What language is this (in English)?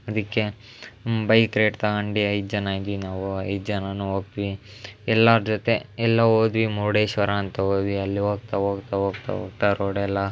Kannada